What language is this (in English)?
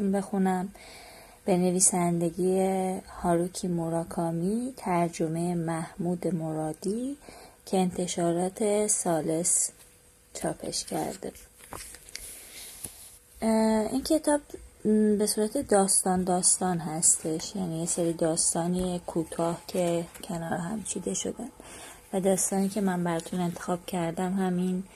Persian